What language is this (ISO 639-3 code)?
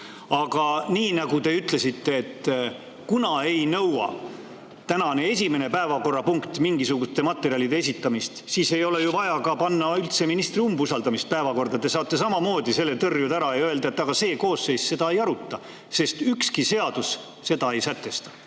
est